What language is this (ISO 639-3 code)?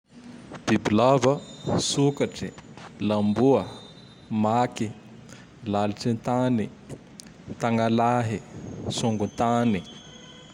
tdx